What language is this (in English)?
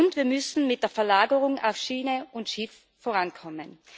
German